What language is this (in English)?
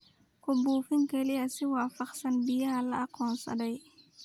Somali